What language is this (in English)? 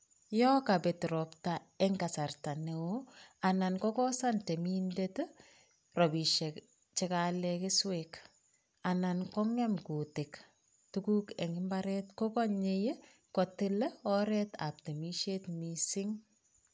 Kalenjin